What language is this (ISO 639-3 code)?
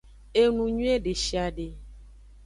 ajg